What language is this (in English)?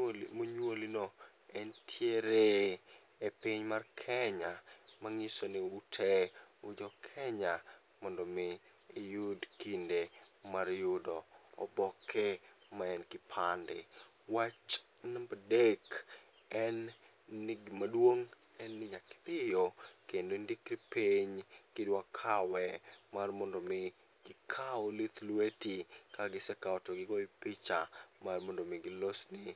Luo (Kenya and Tanzania)